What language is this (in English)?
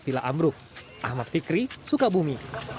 Indonesian